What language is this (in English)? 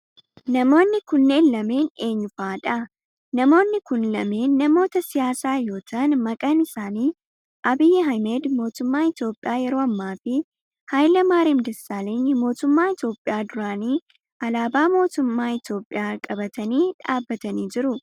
Oromo